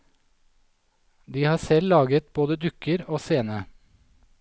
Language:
Norwegian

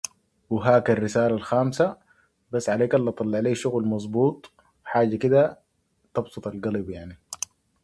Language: English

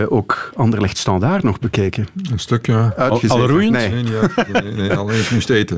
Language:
Dutch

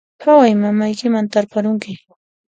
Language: Puno Quechua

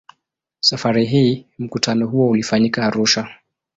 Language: Swahili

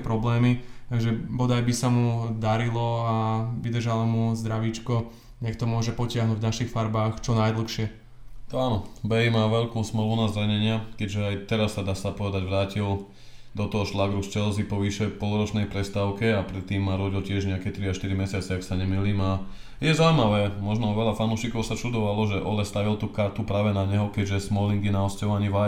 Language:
Slovak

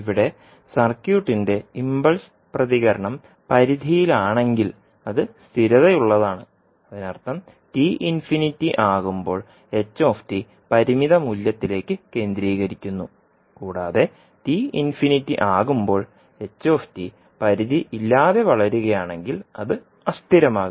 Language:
Malayalam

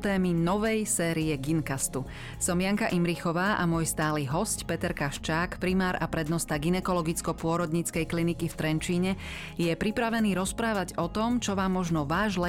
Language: Slovak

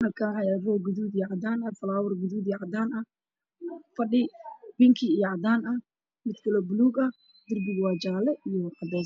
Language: Somali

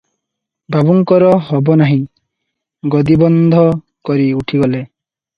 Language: Odia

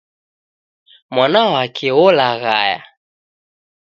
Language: Taita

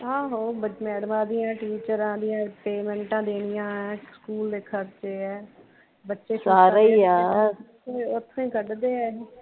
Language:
Punjabi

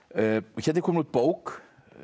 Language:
Icelandic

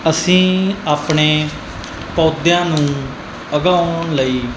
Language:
Punjabi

